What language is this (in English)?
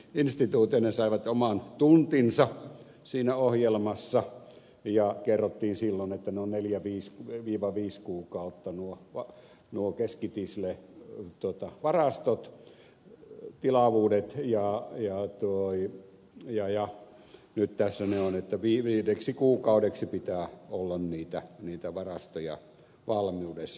Finnish